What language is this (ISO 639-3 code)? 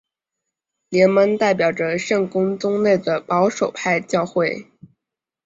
zho